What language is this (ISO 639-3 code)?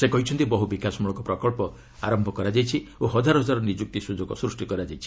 ori